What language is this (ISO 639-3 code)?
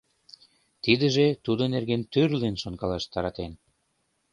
chm